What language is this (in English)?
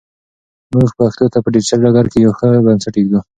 Pashto